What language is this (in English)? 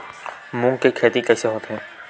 Chhattisgarhi